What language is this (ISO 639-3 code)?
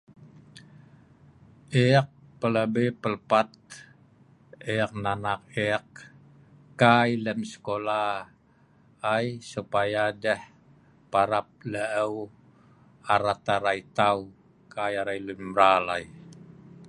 snv